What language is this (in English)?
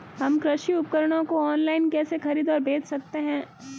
Hindi